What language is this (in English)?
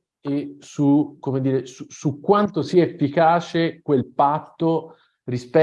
Italian